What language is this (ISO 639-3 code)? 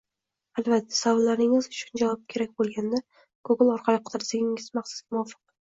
uzb